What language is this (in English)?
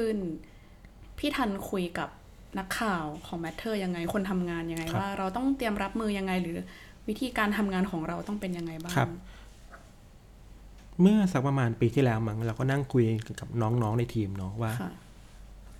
Thai